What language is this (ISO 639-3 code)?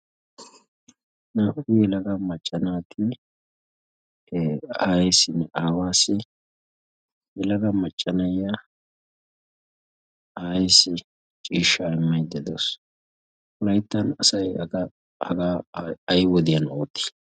wal